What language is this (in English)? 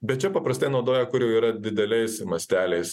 Lithuanian